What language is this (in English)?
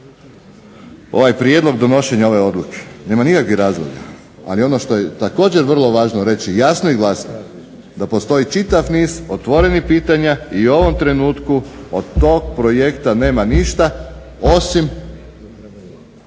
Croatian